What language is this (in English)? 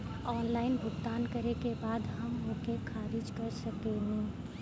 Bhojpuri